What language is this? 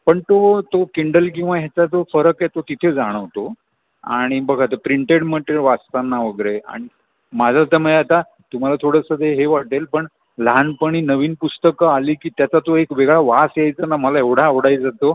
Marathi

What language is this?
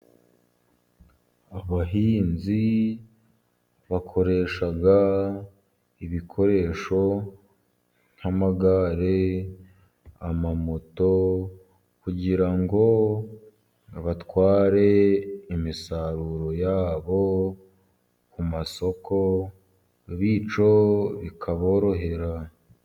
Kinyarwanda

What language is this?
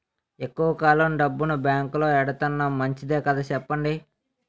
Telugu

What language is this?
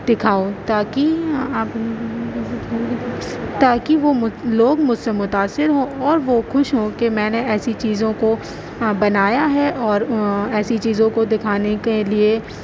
Urdu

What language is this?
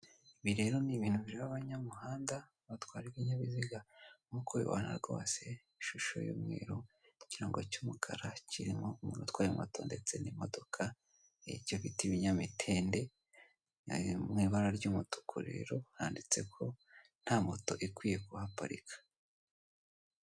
Kinyarwanda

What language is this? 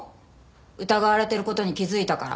Japanese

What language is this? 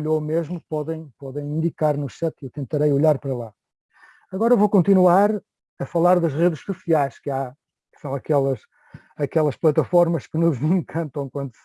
Portuguese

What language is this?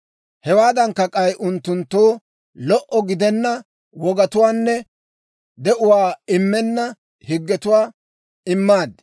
Dawro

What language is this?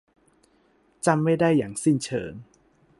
Thai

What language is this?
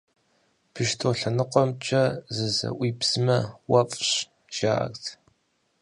Kabardian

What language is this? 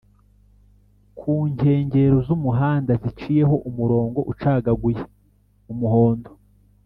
Kinyarwanda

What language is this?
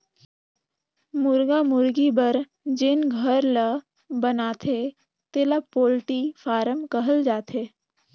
Chhattisgarhi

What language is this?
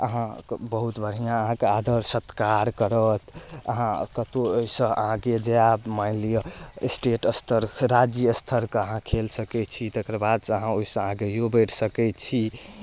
Maithili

